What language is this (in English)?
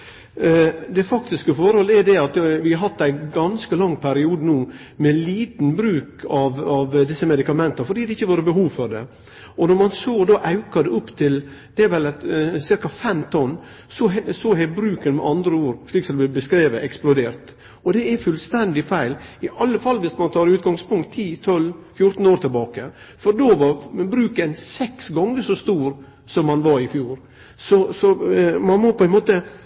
Norwegian Nynorsk